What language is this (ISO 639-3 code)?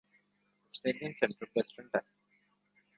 urd